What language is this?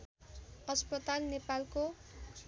Nepali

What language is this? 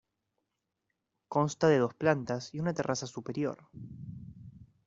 Spanish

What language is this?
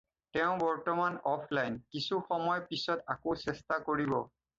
Assamese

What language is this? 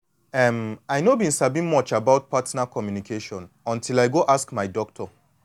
Nigerian Pidgin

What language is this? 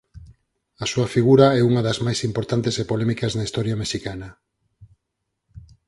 Galician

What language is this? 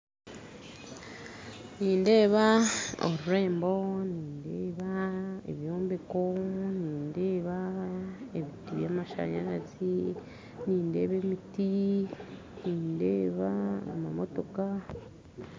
Nyankole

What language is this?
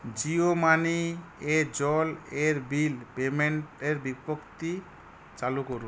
Bangla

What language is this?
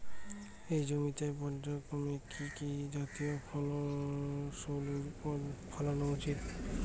Bangla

